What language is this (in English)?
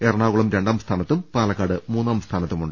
Malayalam